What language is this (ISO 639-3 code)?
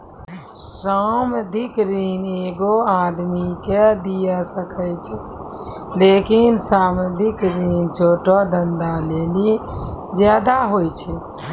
mai